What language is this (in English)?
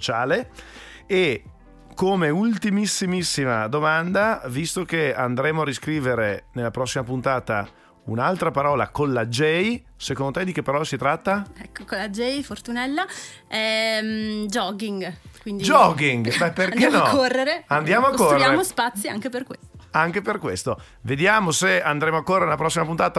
Italian